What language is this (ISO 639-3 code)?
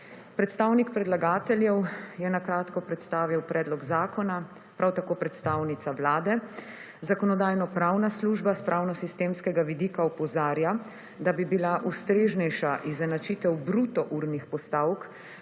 slv